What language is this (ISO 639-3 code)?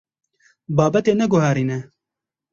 kur